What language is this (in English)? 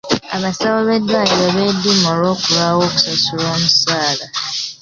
Ganda